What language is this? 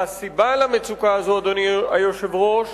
Hebrew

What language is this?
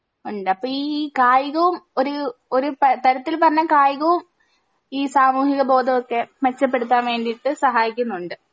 Malayalam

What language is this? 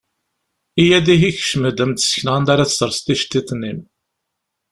Kabyle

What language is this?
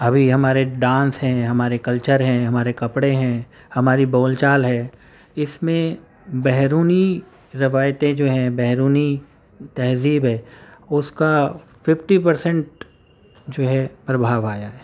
Urdu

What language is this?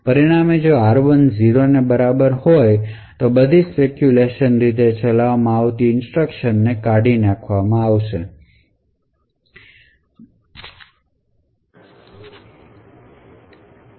Gujarati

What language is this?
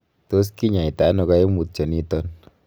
Kalenjin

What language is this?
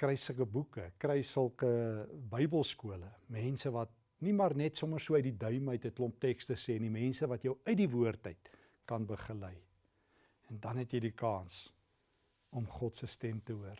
Dutch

